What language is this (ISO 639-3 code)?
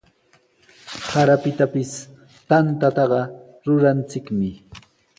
qws